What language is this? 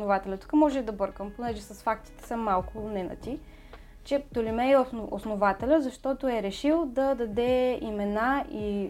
Bulgarian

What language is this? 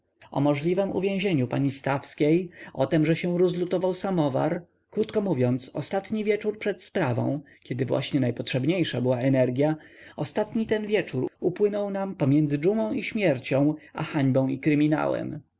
Polish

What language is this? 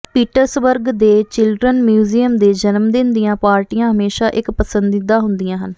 Punjabi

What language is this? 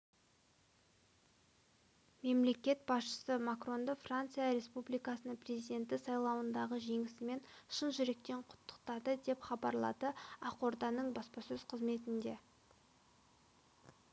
Kazakh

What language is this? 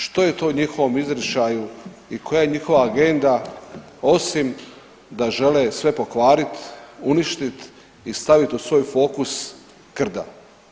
Croatian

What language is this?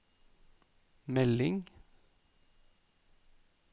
Norwegian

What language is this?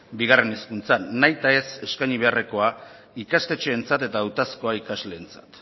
Basque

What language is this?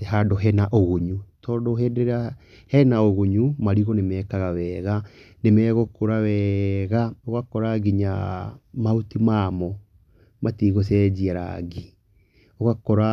Kikuyu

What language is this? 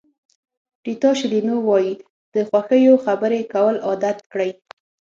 Pashto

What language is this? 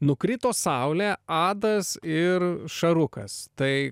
Lithuanian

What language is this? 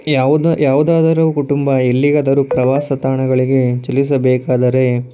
Kannada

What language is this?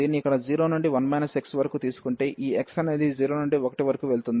Telugu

